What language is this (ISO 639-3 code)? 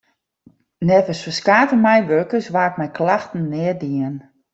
fry